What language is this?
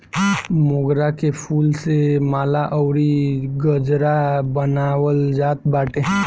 Bhojpuri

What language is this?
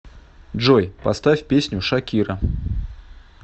Russian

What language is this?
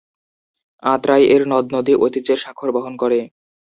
Bangla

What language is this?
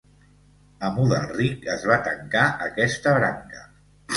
Catalan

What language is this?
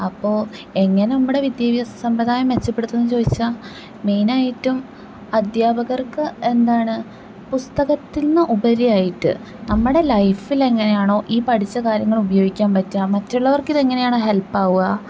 Malayalam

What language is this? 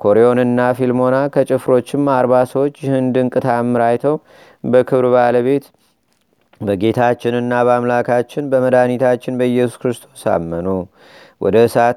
Amharic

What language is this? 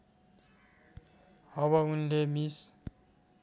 Nepali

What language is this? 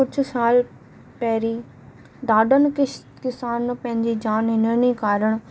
Sindhi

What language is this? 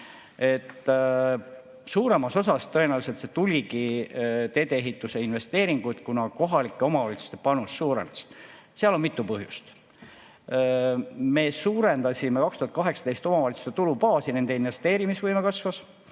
Estonian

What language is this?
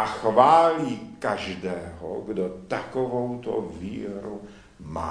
Czech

